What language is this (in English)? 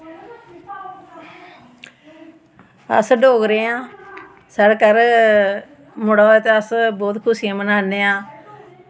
Dogri